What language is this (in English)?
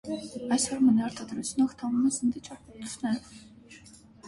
Armenian